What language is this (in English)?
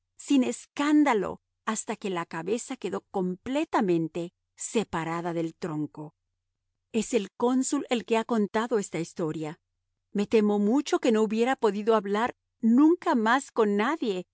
Spanish